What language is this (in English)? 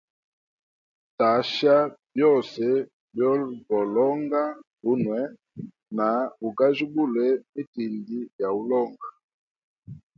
Hemba